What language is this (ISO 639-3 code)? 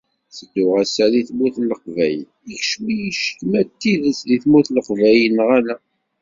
kab